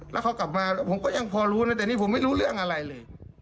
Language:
Thai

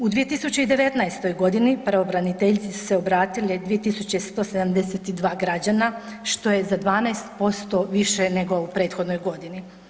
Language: Croatian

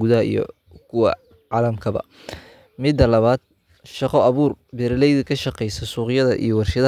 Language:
Somali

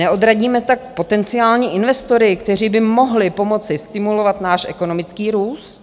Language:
Czech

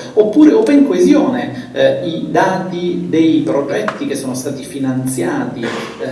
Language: Italian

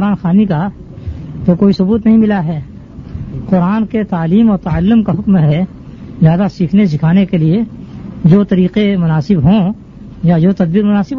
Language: Urdu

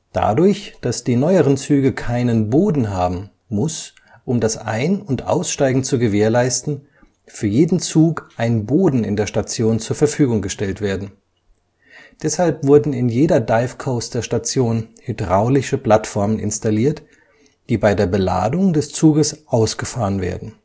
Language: German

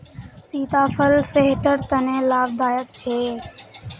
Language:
Magahi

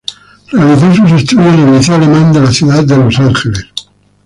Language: Spanish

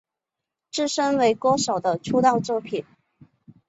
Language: Chinese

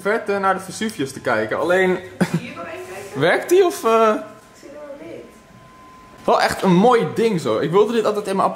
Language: Dutch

